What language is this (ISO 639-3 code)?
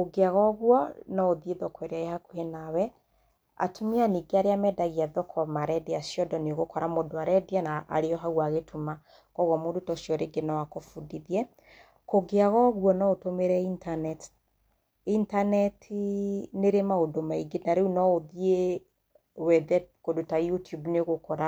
kik